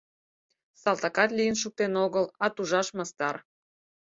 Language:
Mari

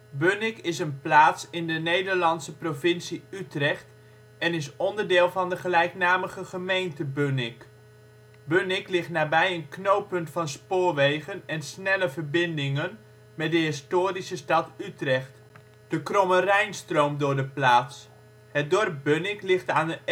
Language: Dutch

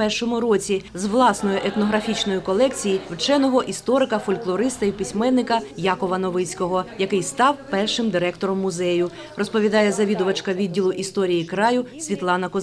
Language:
Ukrainian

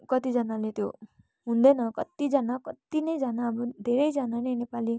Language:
Nepali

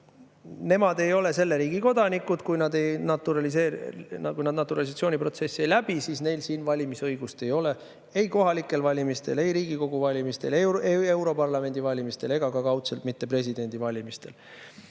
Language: Estonian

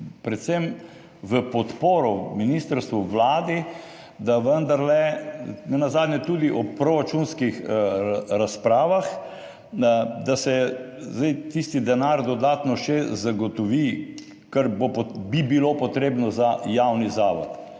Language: Slovenian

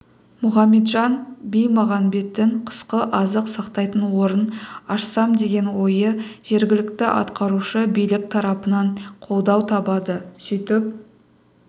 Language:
Kazakh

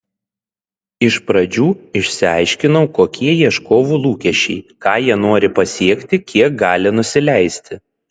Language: Lithuanian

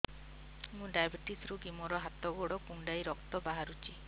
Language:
Odia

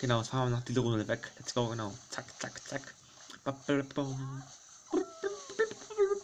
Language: German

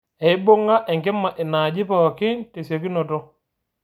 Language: Masai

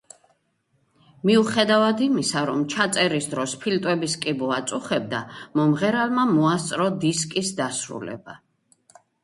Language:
Georgian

